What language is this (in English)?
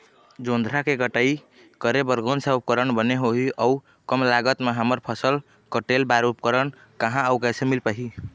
Chhattisgarhi